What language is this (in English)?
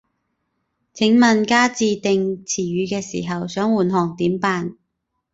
Cantonese